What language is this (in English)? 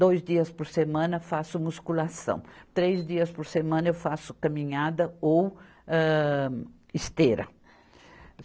Portuguese